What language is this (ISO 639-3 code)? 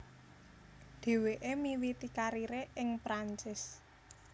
jav